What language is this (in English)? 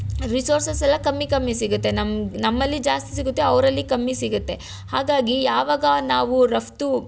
Kannada